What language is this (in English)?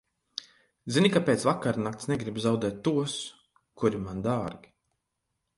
Latvian